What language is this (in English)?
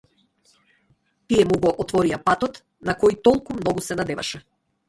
Macedonian